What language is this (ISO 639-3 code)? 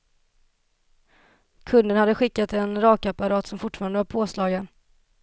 swe